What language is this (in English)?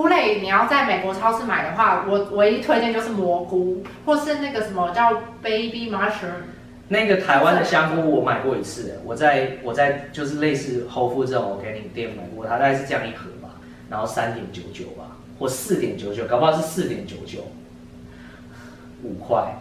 Chinese